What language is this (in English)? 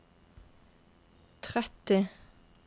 Norwegian